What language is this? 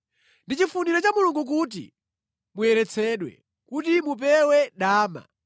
Nyanja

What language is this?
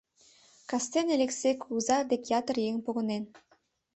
Mari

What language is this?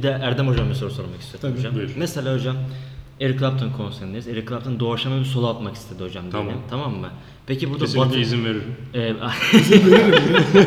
Turkish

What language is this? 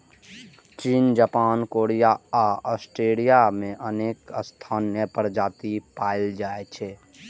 Maithili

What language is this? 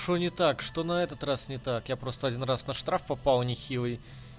Russian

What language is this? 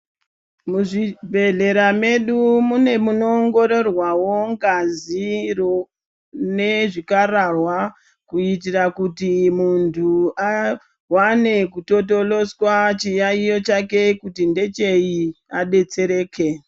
Ndau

